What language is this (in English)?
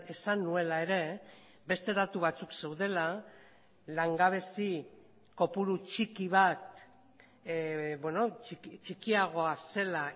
Basque